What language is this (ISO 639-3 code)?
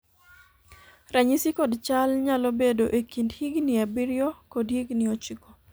luo